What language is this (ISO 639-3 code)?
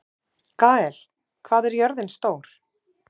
isl